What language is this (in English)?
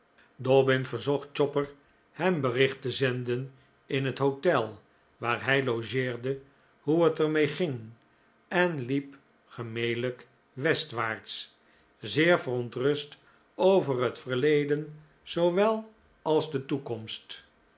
Dutch